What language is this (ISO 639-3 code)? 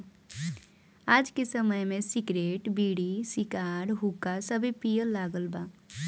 bho